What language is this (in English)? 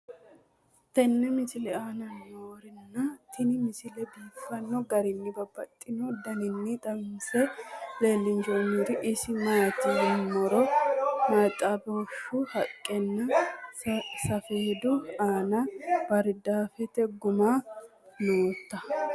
Sidamo